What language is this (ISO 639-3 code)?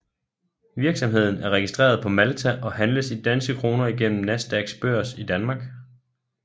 dan